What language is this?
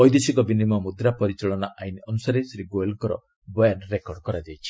Odia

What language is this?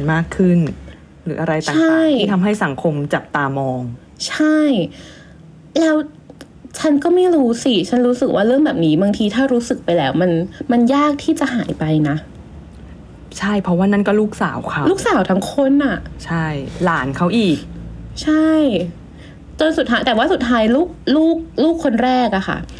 Thai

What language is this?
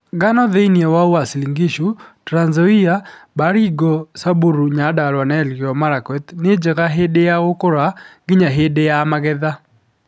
Kikuyu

